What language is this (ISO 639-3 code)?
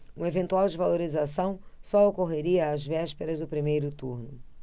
por